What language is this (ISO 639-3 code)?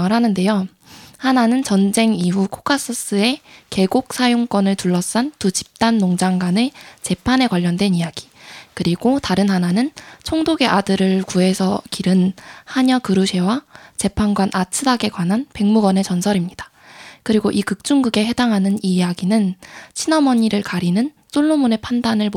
kor